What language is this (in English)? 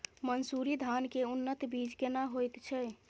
Maithili